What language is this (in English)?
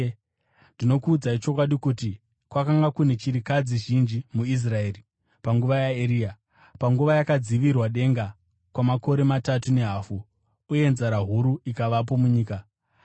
Shona